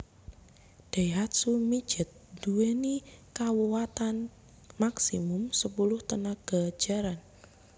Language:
Javanese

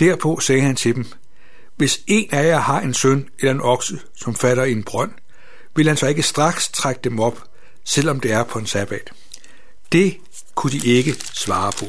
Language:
Danish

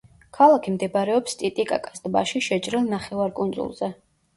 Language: Georgian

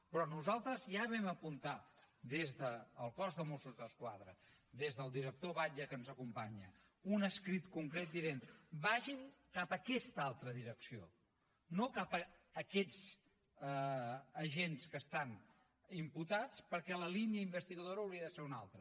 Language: Catalan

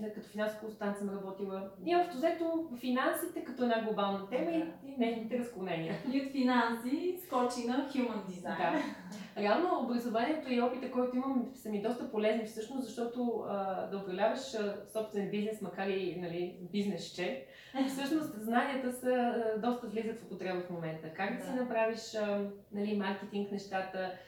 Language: Bulgarian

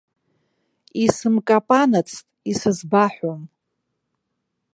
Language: Abkhazian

